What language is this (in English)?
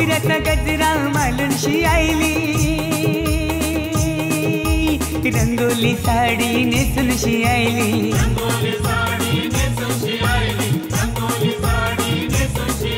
Marathi